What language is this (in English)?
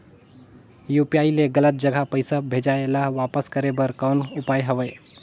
Chhattisgarhi